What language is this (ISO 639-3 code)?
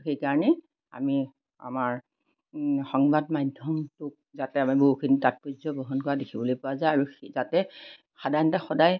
asm